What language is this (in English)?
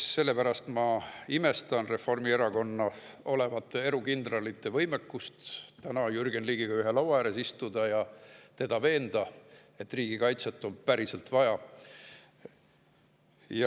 Estonian